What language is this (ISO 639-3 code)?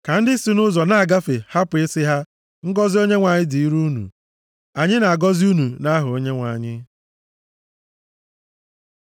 ibo